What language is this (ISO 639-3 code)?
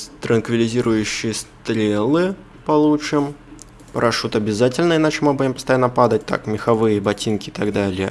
rus